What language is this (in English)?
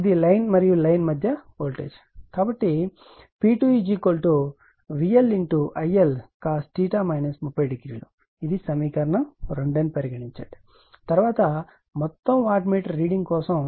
Telugu